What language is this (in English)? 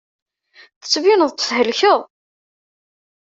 Kabyle